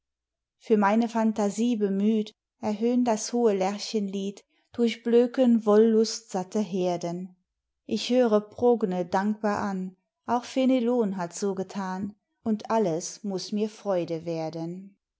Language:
German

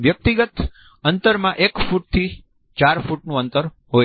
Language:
Gujarati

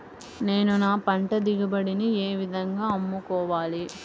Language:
Telugu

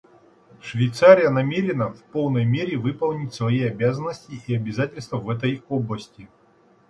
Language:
Russian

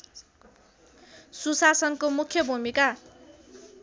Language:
Nepali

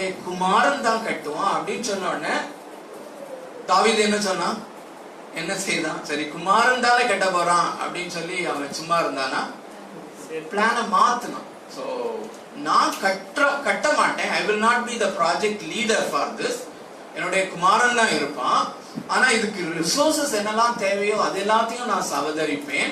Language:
Tamil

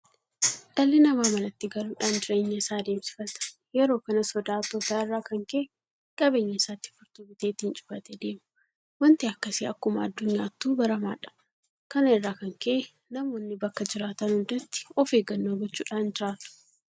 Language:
Oromo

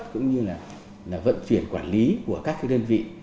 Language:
Vietnamese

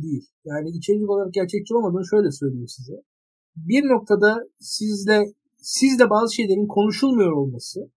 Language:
Turkish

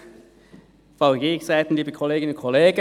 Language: Swiss German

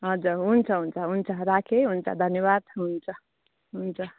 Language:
Nepali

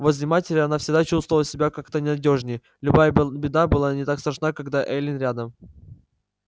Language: Russian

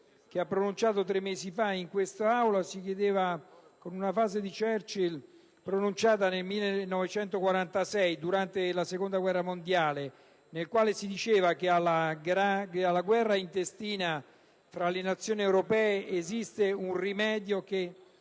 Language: Italian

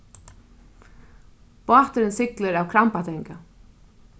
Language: Faroese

